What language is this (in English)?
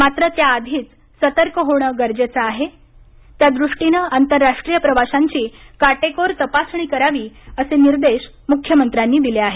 Marathi